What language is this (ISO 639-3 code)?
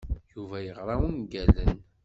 kab